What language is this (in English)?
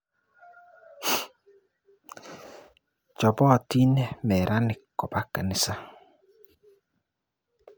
Kalenjin